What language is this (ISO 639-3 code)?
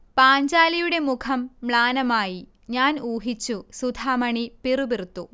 mal